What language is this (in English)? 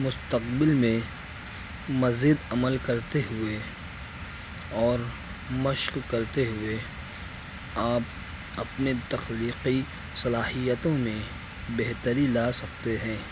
Urdu